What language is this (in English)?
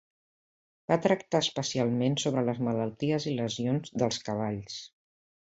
Catalan